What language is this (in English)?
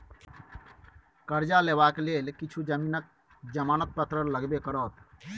Maithili